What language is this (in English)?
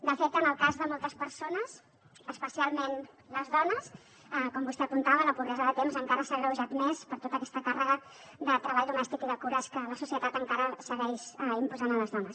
Catalan